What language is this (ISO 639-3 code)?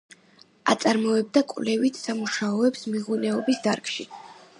kat